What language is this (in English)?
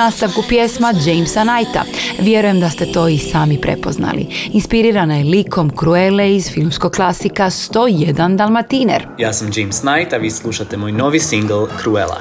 Croatian